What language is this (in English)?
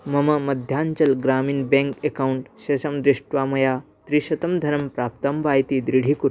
Sanskrit